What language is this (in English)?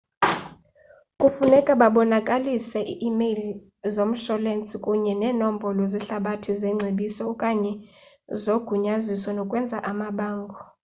Xhosa